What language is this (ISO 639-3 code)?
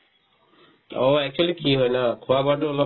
asm